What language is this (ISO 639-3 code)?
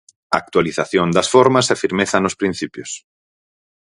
glg